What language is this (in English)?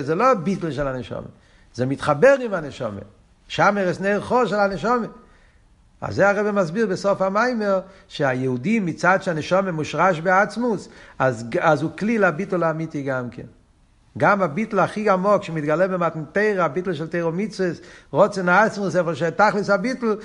Hebrew